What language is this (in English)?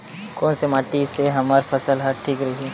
Chhattisgarhi